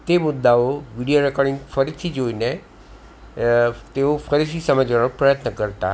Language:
Gujarati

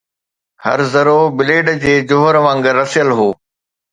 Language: Sindhi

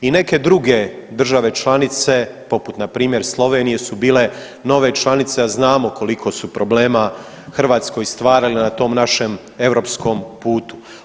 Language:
Croatian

